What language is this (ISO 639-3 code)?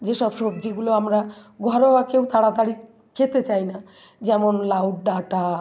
ben